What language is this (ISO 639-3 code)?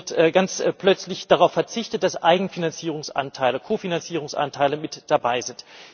deu